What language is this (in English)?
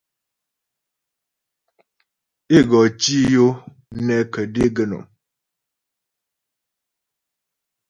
Ghomala